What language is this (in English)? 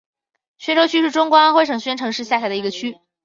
Chinese